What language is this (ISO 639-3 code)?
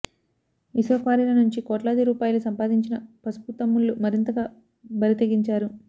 tel